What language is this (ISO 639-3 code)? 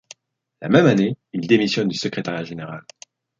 fra